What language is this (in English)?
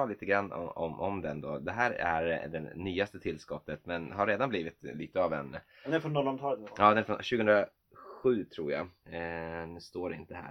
Swedish